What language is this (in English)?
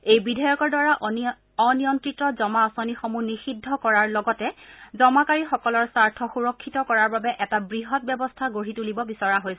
Assamese